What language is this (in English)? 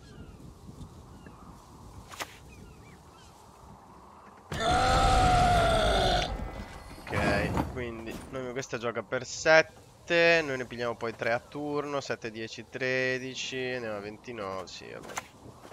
Italian